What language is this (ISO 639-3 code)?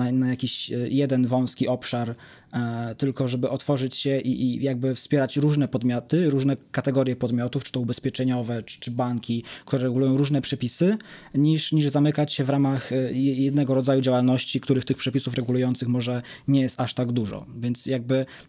pol